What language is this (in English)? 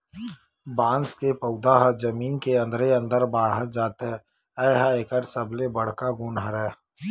Chhattisgarhi